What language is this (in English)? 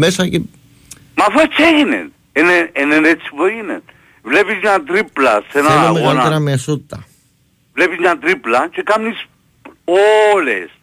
Greek